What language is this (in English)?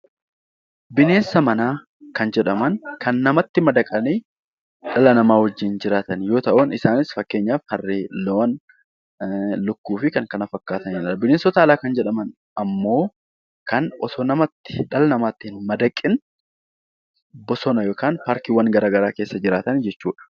Oromo